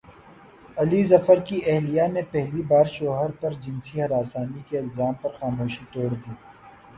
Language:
Urdu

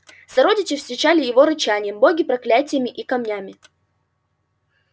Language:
Russian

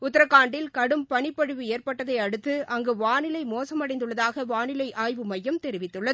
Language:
Tamil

